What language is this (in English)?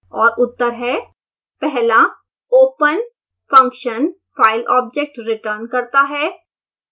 Hindi